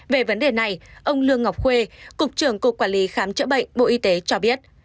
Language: Vietnamese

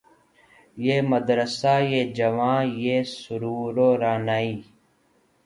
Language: Urdu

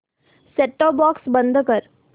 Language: Marathi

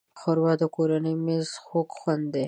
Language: Pashto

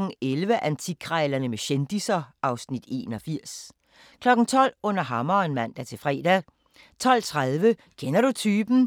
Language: Danish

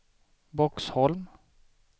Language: Swedish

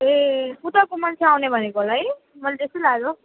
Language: Nepali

